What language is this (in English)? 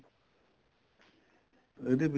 Punjabi